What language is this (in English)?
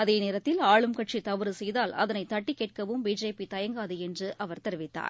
Tamil